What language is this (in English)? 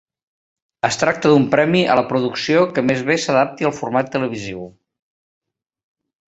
Catalan